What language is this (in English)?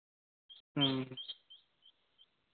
Santali